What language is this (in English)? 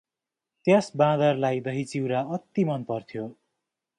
Nepali